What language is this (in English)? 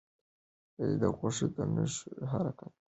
Pashto